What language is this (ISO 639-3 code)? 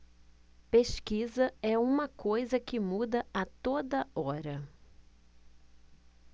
por